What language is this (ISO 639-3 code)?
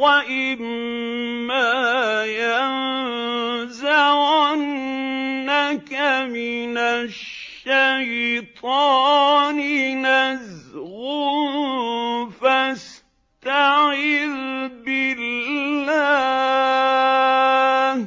ara